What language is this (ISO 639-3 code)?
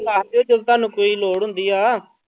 pan